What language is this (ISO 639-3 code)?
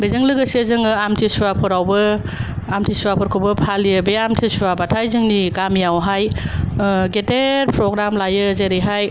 brx